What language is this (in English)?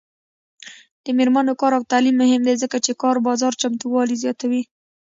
Pashto